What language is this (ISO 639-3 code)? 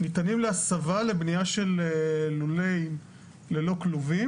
heb